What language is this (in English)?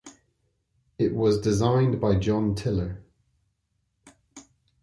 English